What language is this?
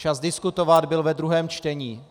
Czech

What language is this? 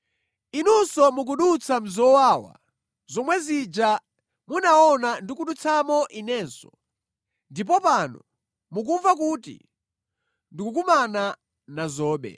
Nyanja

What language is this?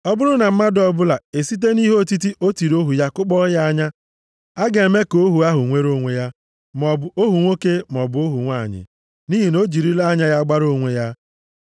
Igbo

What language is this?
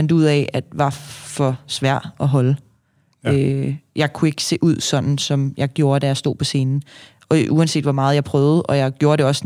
Danish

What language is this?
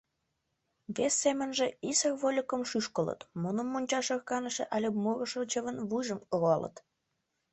Mari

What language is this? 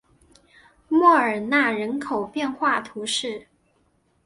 Chinese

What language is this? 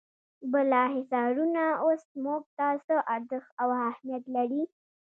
Pashto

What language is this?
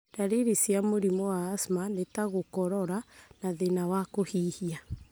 Kikuyu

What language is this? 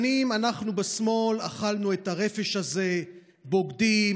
Hebrew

